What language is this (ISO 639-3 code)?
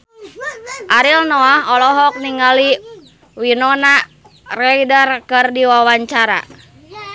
sun